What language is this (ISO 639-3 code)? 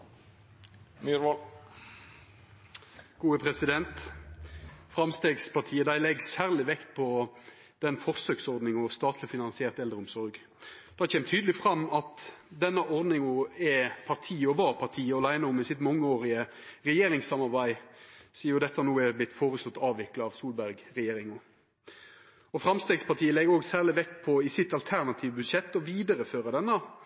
nno